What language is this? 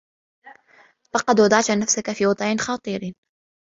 Arabic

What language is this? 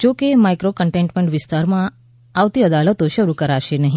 Gujarati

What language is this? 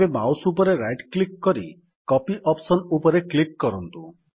Odia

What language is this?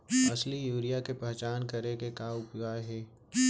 Chhattisgarhi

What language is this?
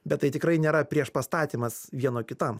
Lithuanian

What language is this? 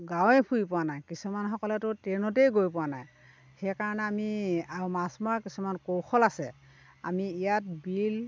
Assamese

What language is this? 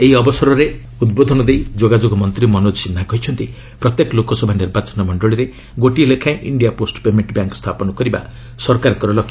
Odia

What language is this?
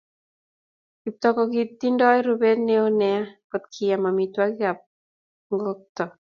Kalenjin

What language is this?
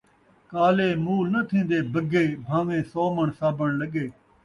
Saraiki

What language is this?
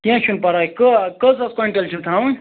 Kashmiri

